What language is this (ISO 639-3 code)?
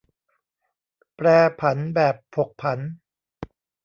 tha